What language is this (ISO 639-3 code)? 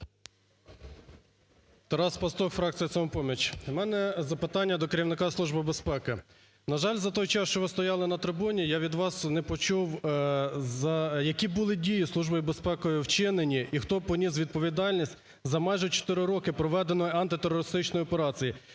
ukr